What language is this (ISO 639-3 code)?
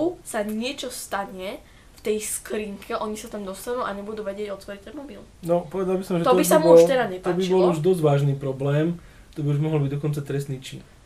slk